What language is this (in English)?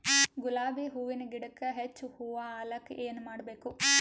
Kannada